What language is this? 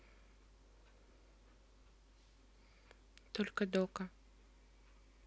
Russian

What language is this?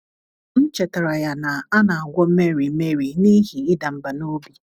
Igbo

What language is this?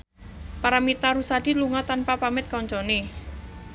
Javanese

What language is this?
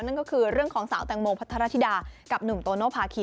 Thai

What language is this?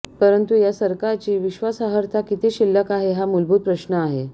Marathi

